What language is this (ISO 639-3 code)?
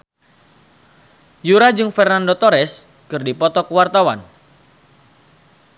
sun